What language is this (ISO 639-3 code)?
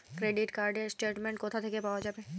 ben